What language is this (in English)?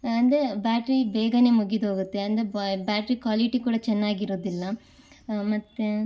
Kannada